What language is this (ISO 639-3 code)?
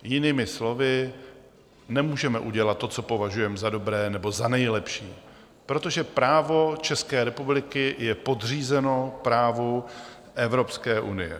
ces